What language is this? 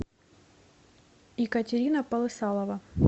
Russian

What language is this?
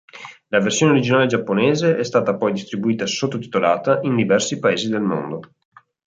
Italian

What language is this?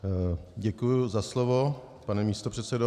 Czech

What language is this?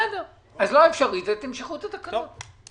Hebrew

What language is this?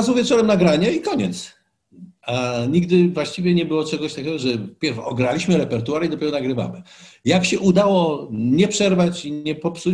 Polish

